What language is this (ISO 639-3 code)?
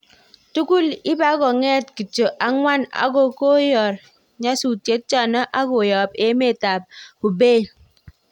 kln